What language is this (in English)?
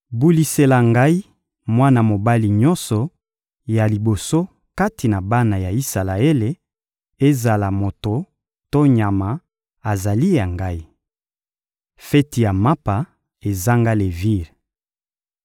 Lingala